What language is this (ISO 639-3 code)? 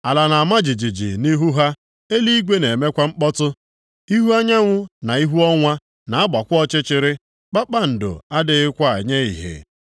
ibo